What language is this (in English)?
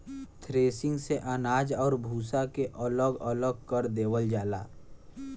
Bhojpuri